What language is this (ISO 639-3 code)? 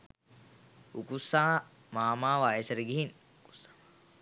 sin